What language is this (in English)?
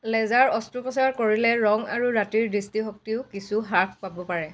Assamese